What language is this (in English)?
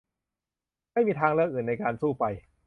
Thai